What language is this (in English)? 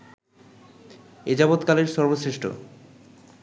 Bangla